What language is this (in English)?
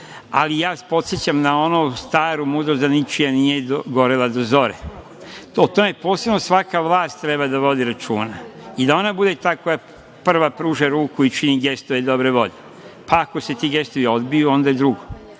Serbian